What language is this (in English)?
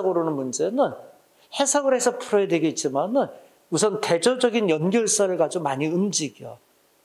Korean